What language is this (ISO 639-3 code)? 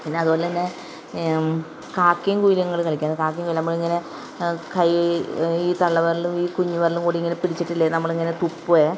mal